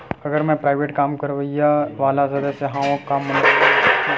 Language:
Chhattisgarhi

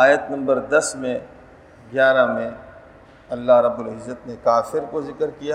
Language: Urdu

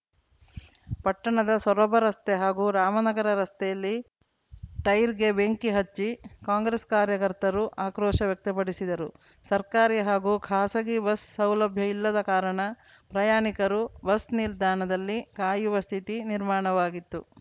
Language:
Kannada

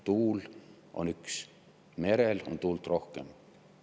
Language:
Estonian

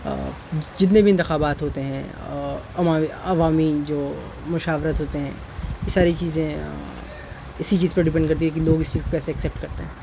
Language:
Urdu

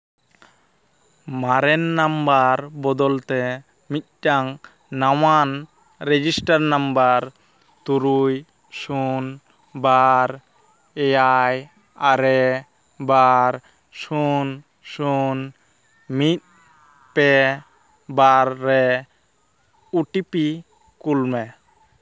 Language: Santali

